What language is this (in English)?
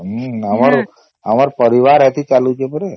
Odia